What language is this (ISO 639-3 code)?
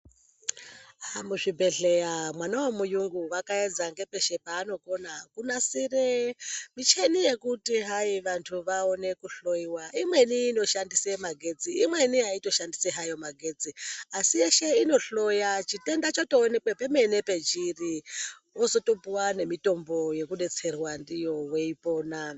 ndc